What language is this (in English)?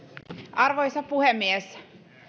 Finnish